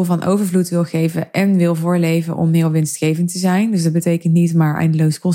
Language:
Dutch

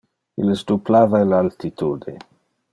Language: Interlingua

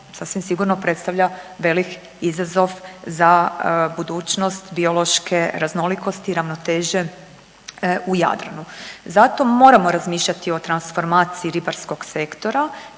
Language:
Croatian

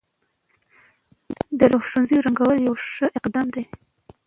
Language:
Pashto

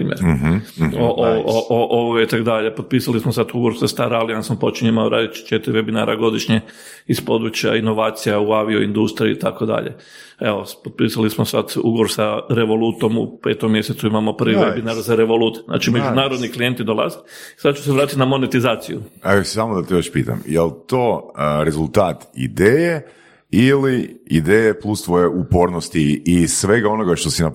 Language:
Croatian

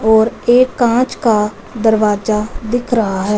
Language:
Hindi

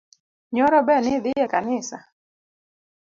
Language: Luo (Kenya and Tanzania)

